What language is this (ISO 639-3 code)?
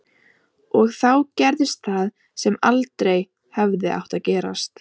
isl